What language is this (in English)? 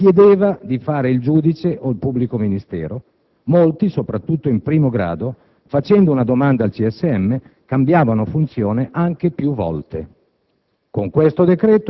Italian